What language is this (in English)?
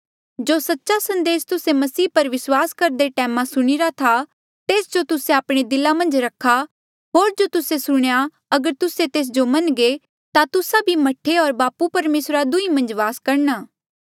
Mandeali